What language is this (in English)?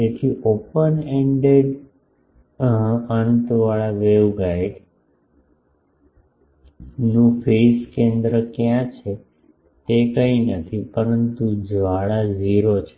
Gujarati